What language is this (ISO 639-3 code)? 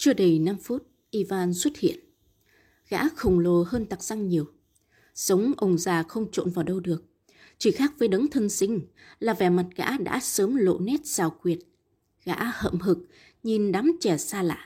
vie